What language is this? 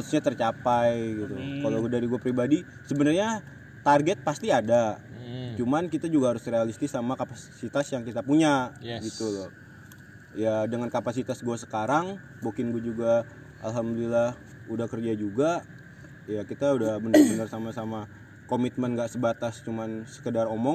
Indonesian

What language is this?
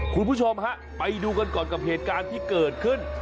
Thai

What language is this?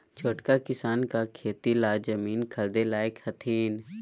Magahi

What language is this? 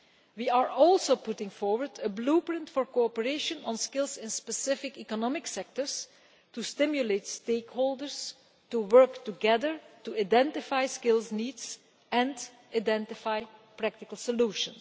English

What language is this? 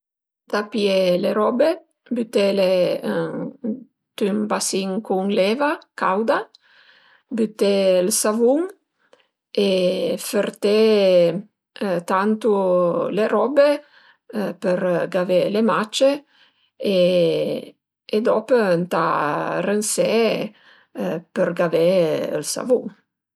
Piedmontese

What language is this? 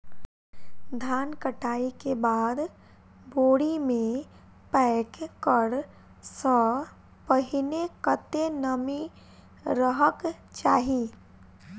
Maithili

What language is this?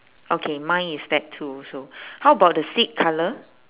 English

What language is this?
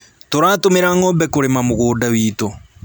Kikuyu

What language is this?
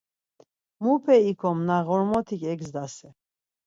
Laz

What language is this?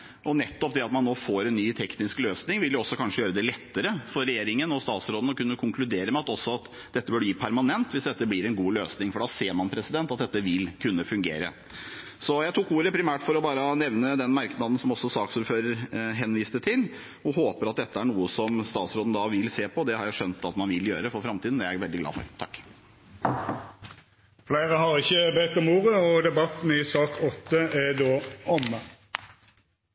Norwegian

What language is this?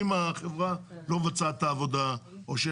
Hebrew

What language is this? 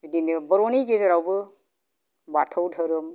Bodo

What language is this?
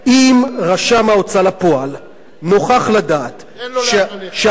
Hebrew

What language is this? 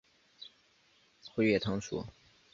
Chinese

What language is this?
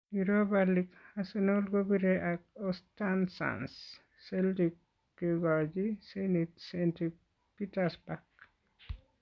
Kalenjin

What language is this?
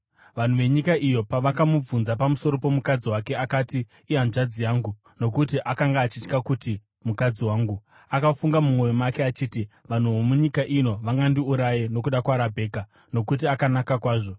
Shona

